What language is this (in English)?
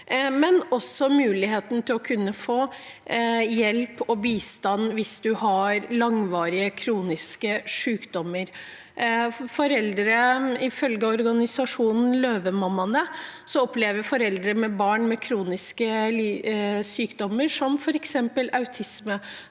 Norwegian